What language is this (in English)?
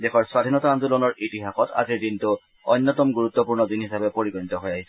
Assamese